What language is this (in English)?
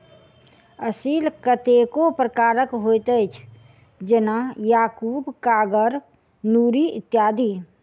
Maithili